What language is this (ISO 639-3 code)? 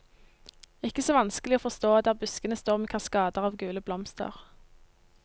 nor